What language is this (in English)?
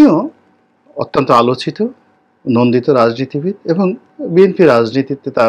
Bangla